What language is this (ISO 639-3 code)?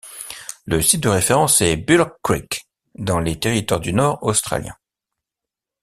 fra